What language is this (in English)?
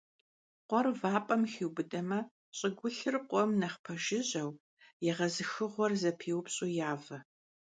Kabardian